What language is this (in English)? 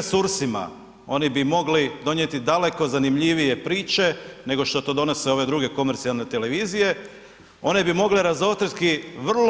Croatian